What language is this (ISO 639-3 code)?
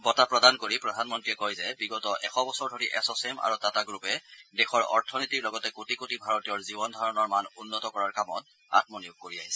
asm